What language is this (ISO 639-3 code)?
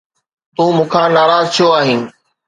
snd